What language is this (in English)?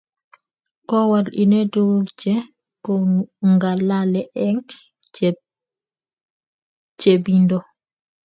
Kalenjin